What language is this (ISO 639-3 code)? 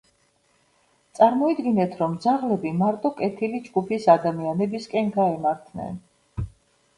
kat